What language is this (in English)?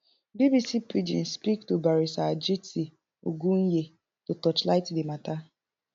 Nigerian Pidgin